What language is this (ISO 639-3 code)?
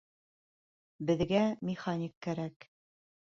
bak